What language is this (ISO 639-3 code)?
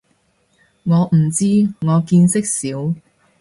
yue